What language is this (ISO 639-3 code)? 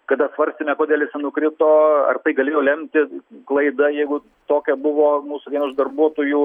lit